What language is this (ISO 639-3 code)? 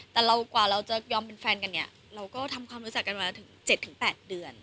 tha